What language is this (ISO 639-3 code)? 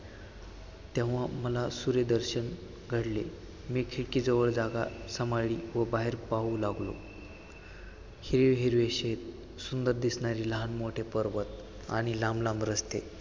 mar